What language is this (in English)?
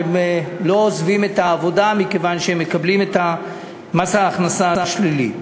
Hebrew